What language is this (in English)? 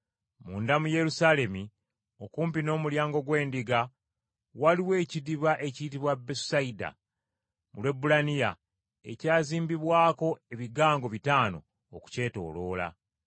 Ganda